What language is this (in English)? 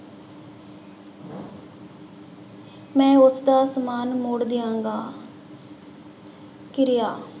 Punjabi